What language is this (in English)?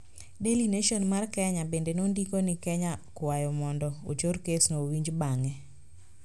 Luo (Kenya and Tanzania)